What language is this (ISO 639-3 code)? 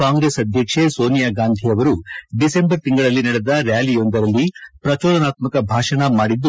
kan